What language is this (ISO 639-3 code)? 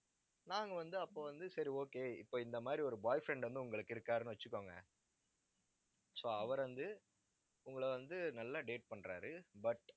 tam